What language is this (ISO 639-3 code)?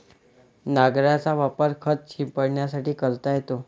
mar